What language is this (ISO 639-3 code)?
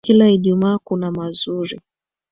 swa